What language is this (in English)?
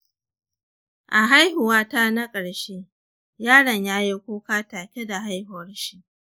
Hausa